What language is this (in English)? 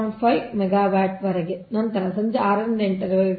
Kannada